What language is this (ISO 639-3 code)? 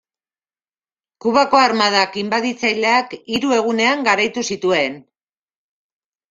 eus